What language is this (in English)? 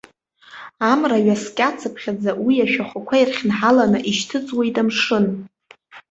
Abkhazian